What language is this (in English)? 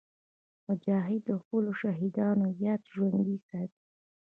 Pashto